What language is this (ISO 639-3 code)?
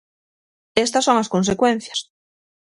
glg